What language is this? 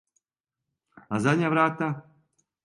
Serbian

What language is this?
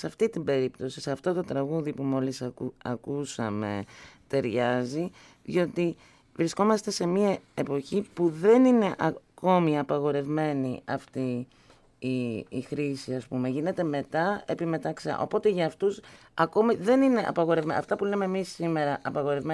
Greek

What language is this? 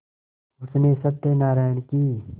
Hindi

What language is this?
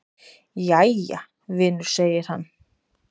Icelandic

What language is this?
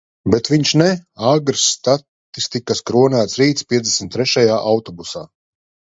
Latvian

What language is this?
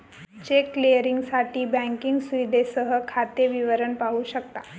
Marathi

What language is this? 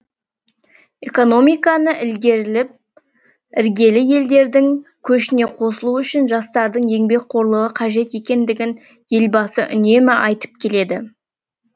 Kazakh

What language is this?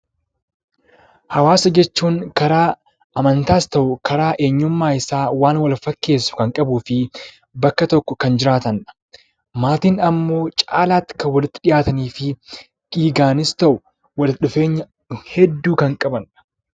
Oromo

